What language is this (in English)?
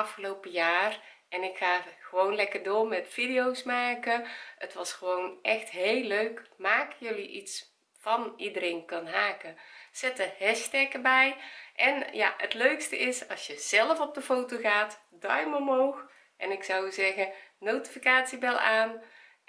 Dutch